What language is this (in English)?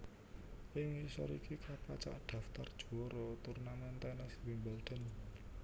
Javanese